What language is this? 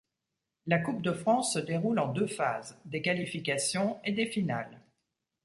French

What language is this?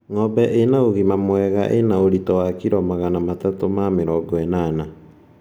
Kikuyu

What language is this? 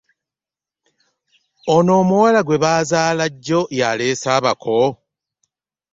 Ganda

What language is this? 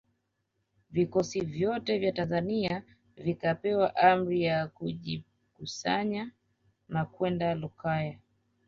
Swahili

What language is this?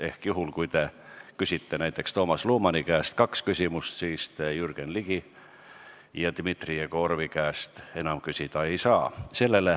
Estonian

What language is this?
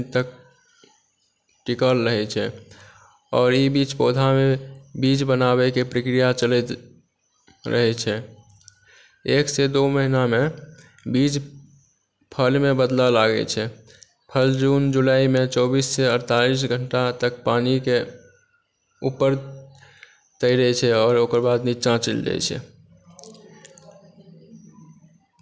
Maithili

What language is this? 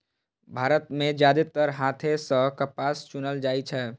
Maithili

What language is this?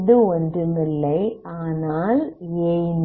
Tamil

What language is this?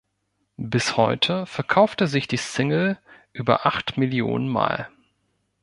German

